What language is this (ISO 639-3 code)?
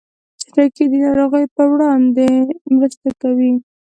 pus